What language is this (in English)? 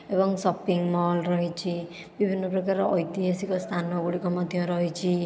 Odia